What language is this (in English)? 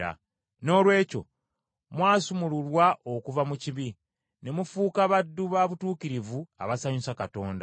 Ganda